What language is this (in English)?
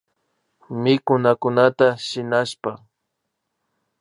Imbabura Highland Quichua